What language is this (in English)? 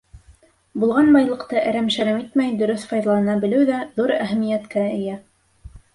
Bashkir